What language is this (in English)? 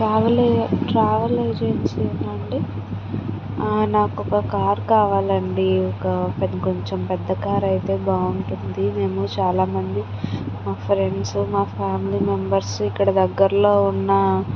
Telugu